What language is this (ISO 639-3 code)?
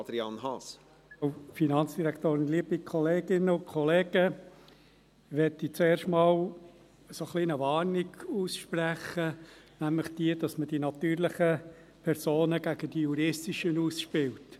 gsw